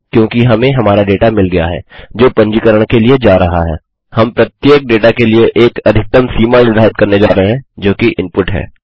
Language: Hindi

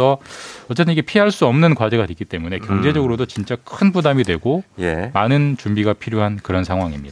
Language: Korean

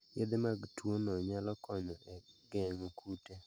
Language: Luo (Kenya and Tanzania)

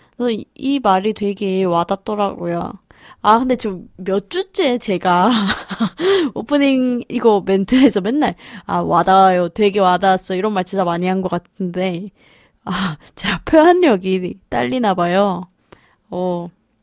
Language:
Korean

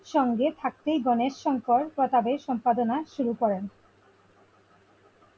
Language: Bangla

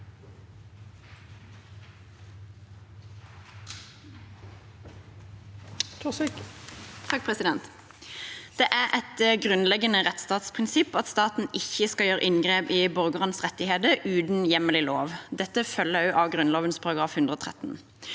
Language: Norwegian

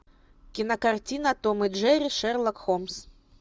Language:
Russian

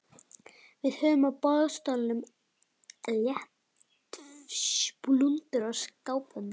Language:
Icelandic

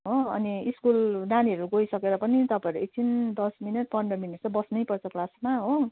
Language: Nepali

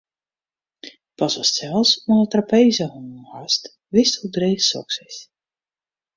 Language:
Western Frisian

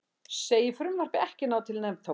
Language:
Icelandic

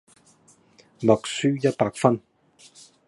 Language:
Cantonese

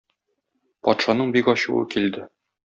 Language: Tatar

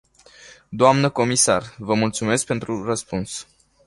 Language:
Romanian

